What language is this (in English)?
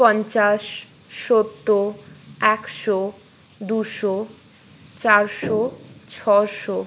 Bangla